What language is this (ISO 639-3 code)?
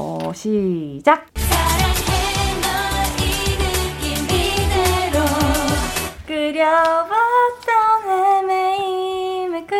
kor